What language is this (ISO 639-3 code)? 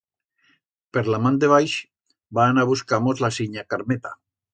arg